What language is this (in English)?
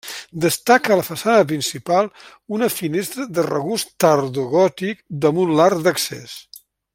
Catalan